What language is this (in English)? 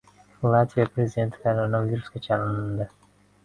Uzbek